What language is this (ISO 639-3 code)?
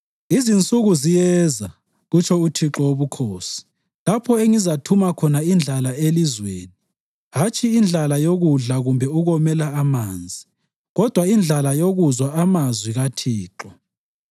nde